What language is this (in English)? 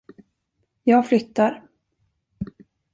Swedish